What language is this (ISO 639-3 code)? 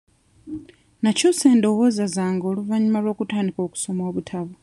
lug